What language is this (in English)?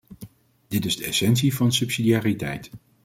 Dutch